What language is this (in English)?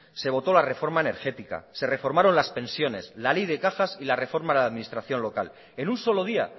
Spanish